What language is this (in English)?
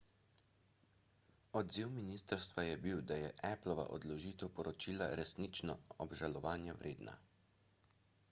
Slovenian